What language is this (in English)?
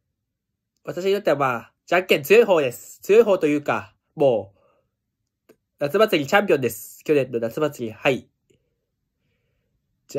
Japanese